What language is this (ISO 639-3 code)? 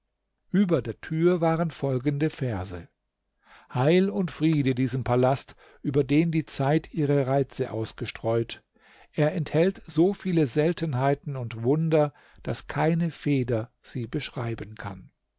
deu